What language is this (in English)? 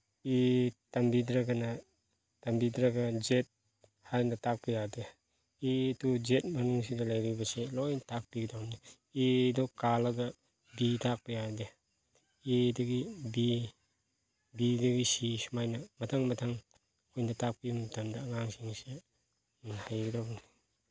Manipuri